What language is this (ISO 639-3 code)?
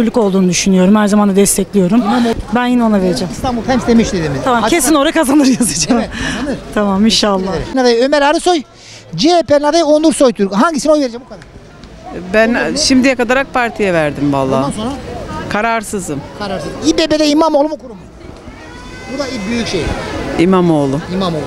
tur